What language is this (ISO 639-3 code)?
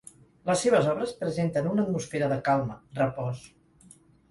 cat